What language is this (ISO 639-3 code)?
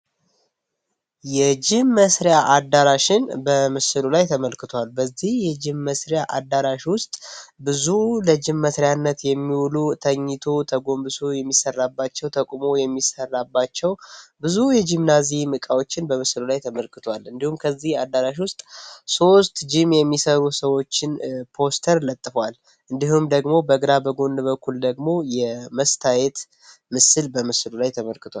amh